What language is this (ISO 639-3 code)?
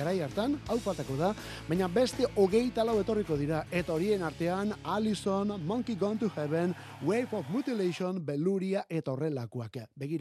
spa